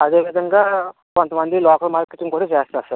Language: Telugu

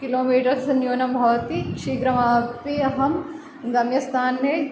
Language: Sanskrit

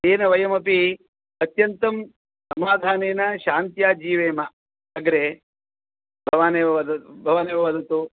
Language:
Sanskrit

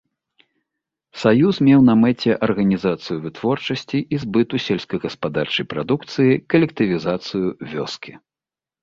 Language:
Belarusian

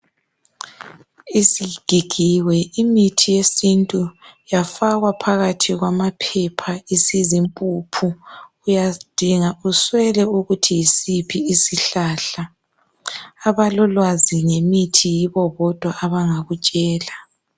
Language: North Ndebele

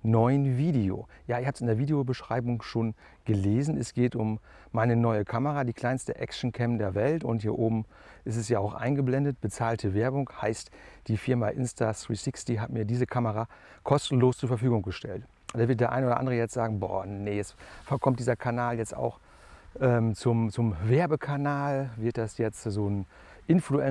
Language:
German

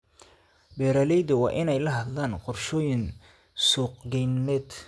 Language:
Somali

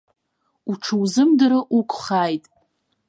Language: Abkhazian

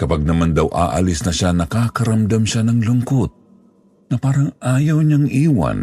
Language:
Filipino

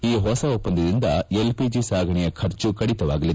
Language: Kannada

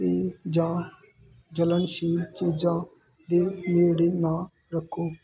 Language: Punjabi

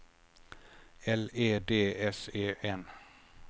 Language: Swedish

